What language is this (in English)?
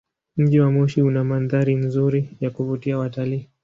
Swahili